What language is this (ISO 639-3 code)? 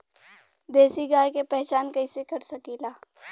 bho